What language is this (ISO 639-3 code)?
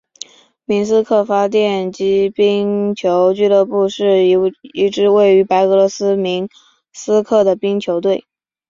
zho